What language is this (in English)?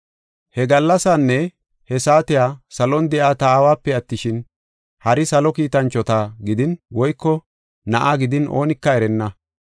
Gofa